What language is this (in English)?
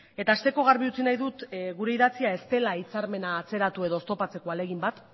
Basque